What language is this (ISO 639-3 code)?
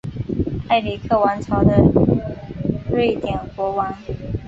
zho